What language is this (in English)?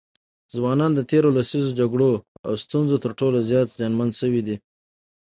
Pashto